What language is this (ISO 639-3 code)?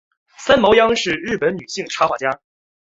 zho